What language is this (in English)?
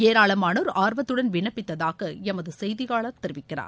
Tamil